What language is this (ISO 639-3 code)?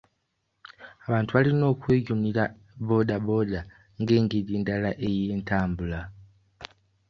lug